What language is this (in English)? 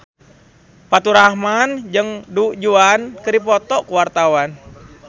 Sundanese